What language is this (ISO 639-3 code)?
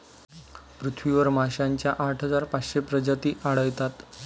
mar